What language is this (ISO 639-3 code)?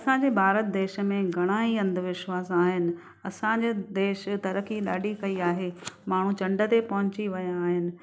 snd